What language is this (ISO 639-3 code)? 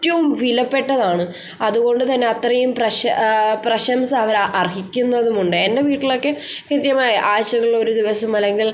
mal